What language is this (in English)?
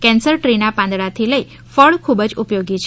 Gujarati